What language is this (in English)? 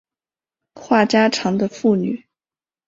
Chinese